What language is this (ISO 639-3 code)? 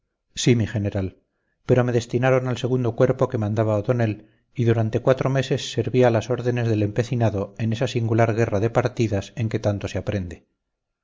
spa